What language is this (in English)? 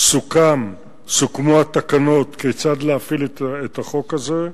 Hebrew